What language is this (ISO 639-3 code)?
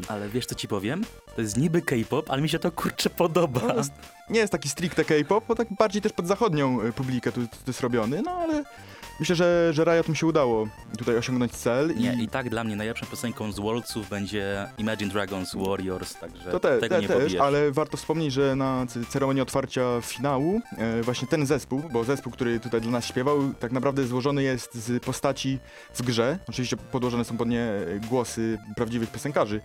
pol